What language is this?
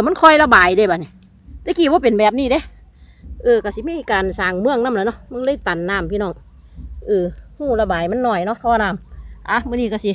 Thai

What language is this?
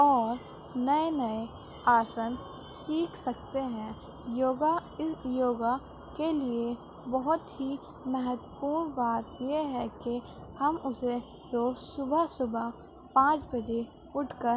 Urdu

